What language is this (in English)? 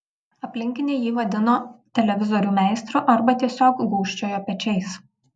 Lithuanian